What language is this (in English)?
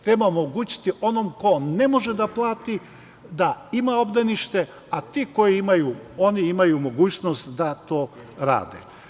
Serbian